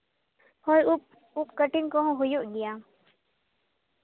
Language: Santali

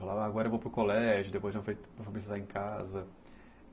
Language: Portuguese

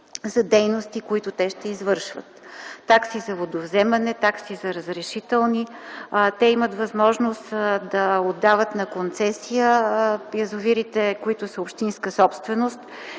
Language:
Bulgarian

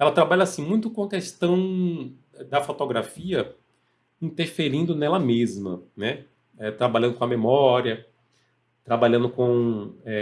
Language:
Portuguese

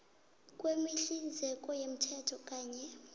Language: South Ndebele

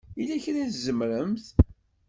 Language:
Kabyle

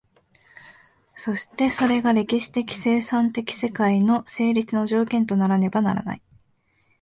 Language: Japanese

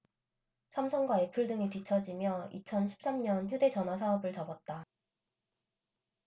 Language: Korean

